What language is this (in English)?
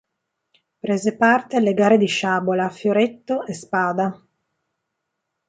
Italian